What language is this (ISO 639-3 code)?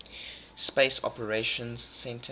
eng